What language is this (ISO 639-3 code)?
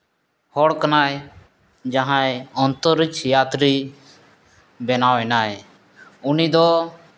sat